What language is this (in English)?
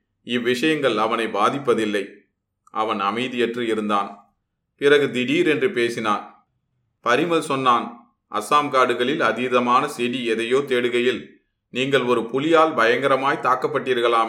Tamil